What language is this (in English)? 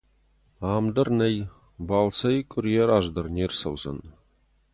Ossetic